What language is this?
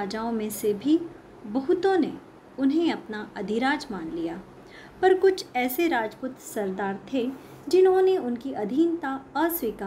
Hindi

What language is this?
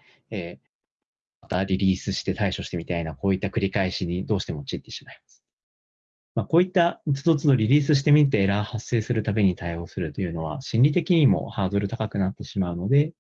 Japanese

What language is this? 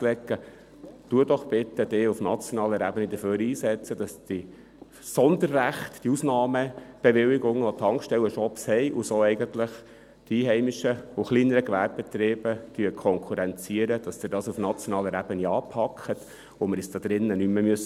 Swiss German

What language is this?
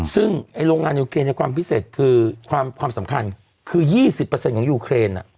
Thai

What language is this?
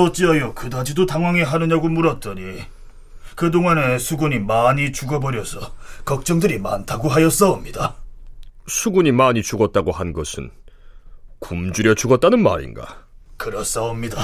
Korean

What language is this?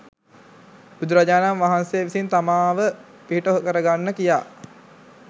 Sinhala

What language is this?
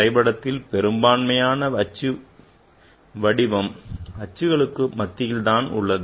Tamil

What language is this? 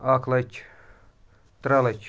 Kashmiri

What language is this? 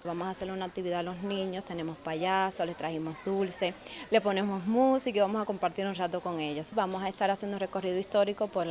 Spanish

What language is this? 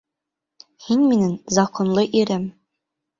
Bashkir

